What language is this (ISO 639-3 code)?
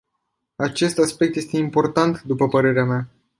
ron